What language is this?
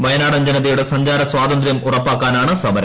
Malayalam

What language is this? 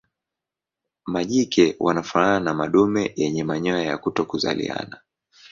Swahili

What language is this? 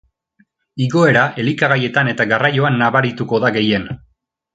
Basque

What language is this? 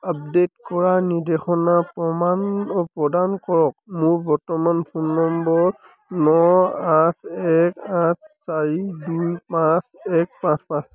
Assamese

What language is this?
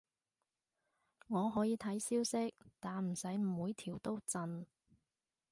Cantonese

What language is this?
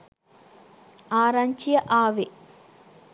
Sinhala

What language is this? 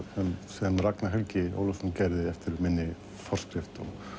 Icelandic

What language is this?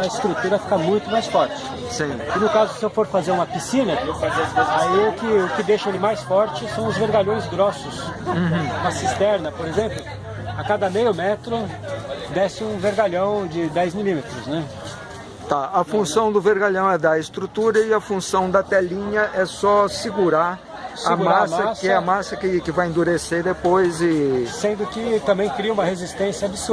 Portuguese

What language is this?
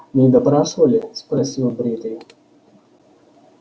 Russian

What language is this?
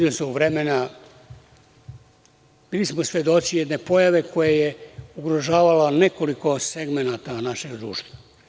Serbian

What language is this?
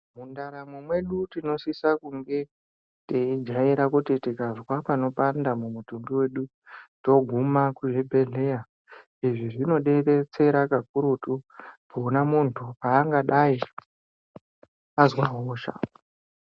Ndau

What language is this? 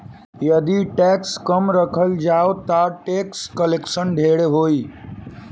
Bhojpuri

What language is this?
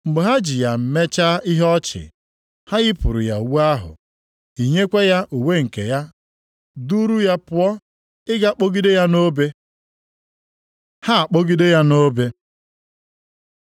Igbo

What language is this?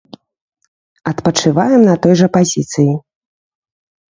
Belarusian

